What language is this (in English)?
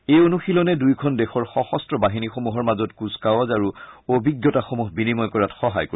Assamese